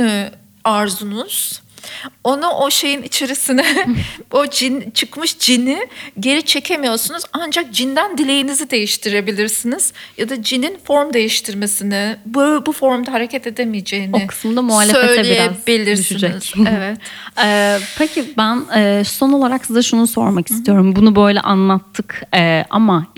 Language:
Turkish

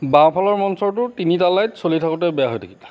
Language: Assamese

